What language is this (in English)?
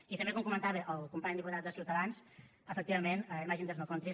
Catalan